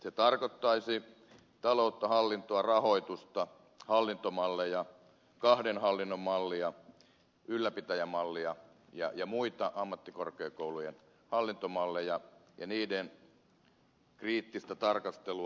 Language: Finnish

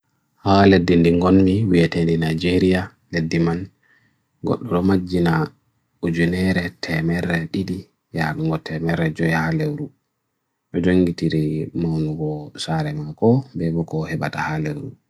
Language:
Bagirmi Fulfulde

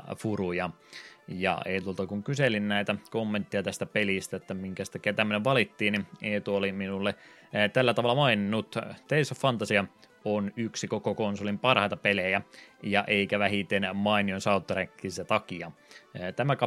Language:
Finnish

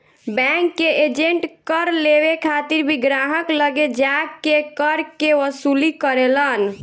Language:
Bhojpuri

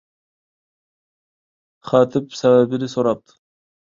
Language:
Uyghur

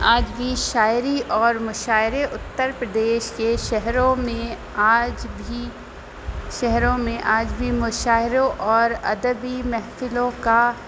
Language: Urdu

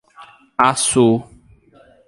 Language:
Portuguese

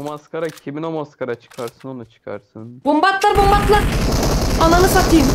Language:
Turkish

